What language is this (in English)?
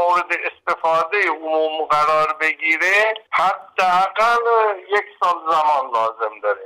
Persian